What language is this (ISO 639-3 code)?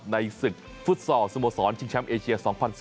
tha